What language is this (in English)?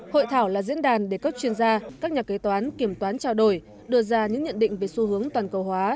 Vietnamese